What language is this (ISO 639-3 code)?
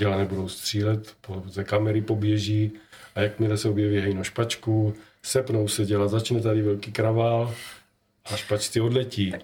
ces